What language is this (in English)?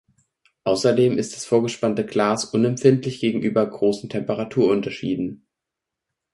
German